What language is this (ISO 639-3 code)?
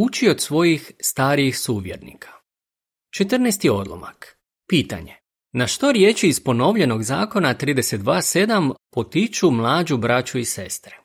hrv